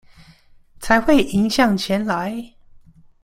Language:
Chinese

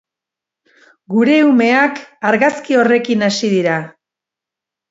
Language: Basque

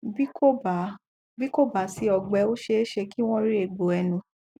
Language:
Yoruba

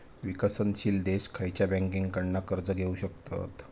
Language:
Marathi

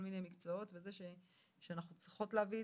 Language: Hebrew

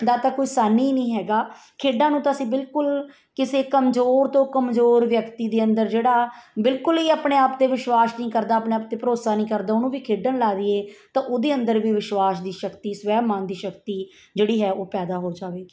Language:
Punjabi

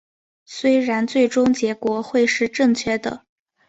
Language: Chinese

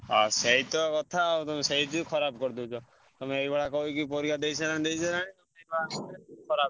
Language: Odia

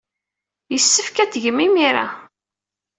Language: Kabyle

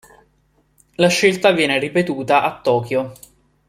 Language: Italian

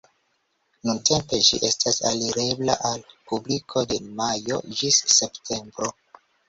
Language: Esperanto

